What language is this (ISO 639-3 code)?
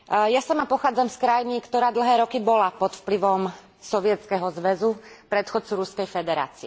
slk